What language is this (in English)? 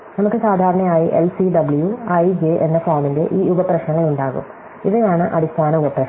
Malayalam